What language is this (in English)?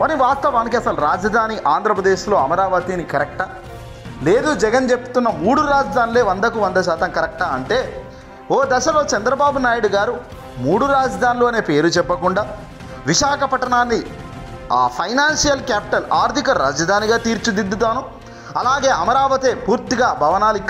Telugu